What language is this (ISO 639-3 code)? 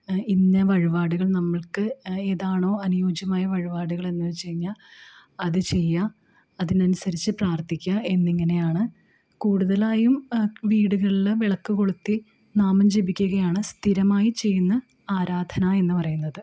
mal